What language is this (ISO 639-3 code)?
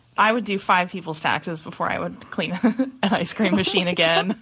eng